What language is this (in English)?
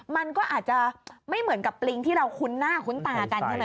Thai